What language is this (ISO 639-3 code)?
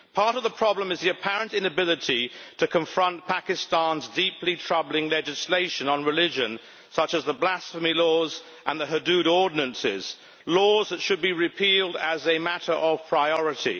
eng